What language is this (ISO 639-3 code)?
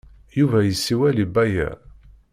kab